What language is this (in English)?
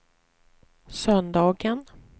Swedish